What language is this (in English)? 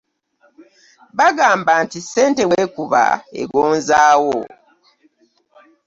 Ganda